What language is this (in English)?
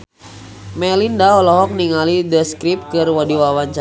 Sundanese